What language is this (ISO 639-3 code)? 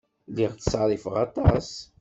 kab